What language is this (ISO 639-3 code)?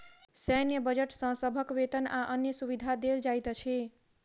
mai